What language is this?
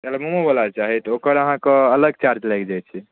Maithili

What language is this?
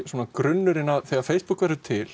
Icelandic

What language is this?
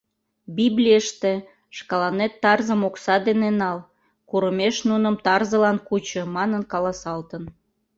Mari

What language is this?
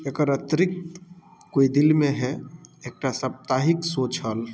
Maithili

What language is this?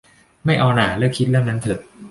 Thai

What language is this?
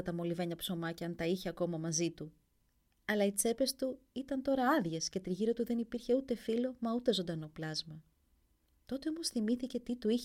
Greek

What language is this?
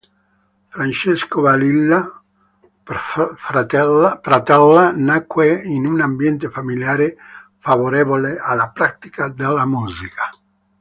Italian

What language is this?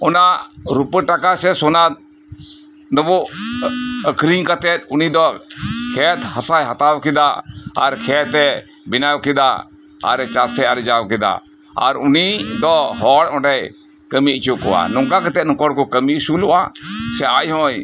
Santali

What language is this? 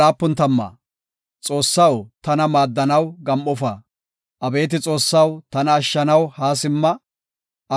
Gofa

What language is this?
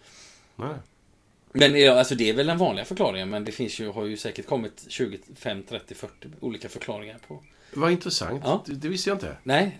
Swedish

